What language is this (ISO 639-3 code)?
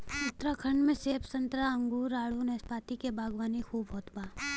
bho